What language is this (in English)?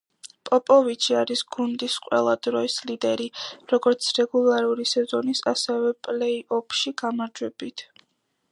Georgian